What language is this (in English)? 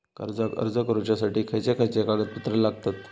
Marathi